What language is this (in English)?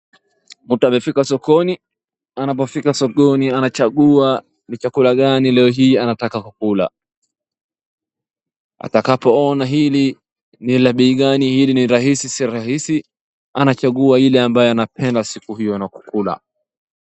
Swahili